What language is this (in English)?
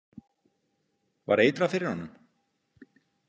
Icelandic